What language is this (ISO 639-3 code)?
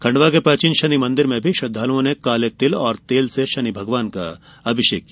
hin